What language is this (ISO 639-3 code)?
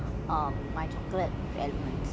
eng